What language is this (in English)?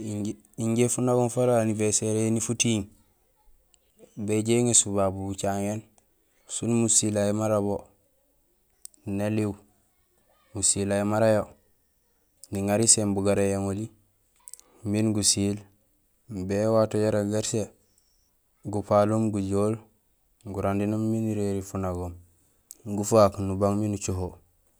Gusilay